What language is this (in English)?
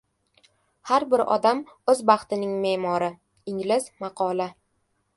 Uzbek